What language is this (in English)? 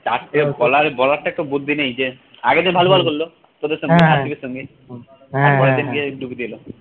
Bangla